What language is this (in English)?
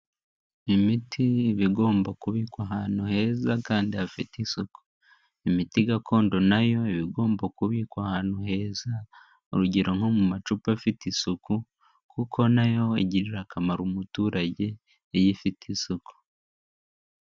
Kinyarwanda